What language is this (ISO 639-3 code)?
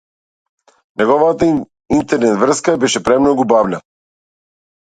mkd